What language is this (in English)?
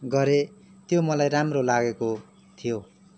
Nepali